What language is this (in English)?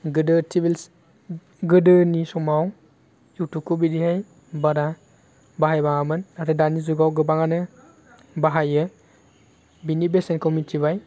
Bodo